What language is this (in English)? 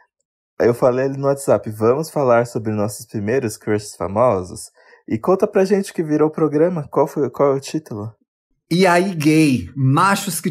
Portuguese